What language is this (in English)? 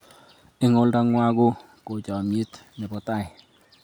Kalenjin